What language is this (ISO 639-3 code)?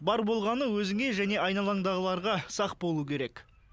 kaz